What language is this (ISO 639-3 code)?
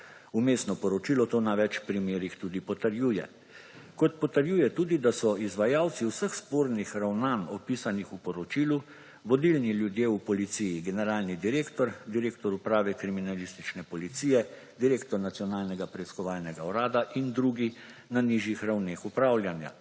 slv